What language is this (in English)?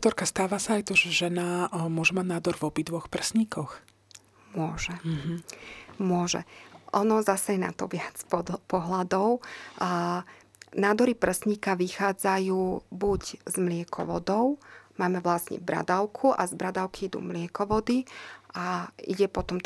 Slovak